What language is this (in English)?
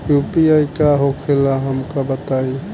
Bhojpuri